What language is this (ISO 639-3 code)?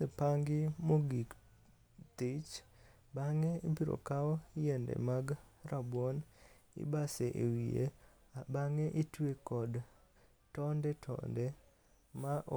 luo